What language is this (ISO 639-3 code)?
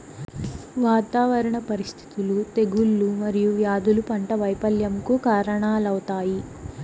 tel